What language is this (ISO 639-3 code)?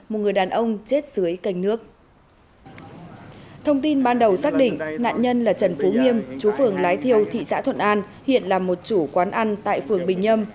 vie